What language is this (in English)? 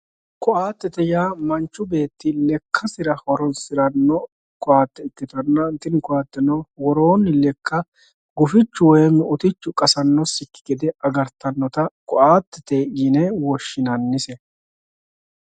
Sidamo